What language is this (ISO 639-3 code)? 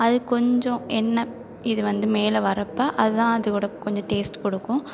tam